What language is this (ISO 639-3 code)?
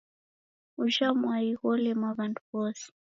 dav